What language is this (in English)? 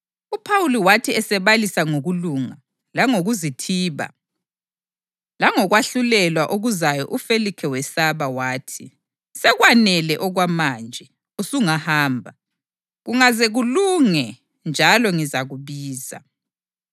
North Ndebele